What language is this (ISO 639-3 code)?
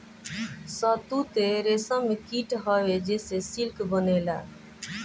bho